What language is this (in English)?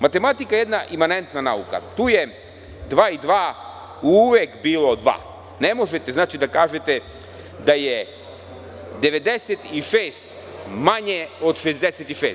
Serbian